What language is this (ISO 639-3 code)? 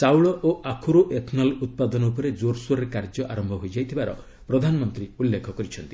ori